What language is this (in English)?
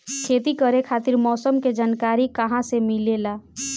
Bhojpuri